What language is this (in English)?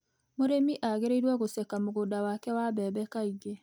Kikuyu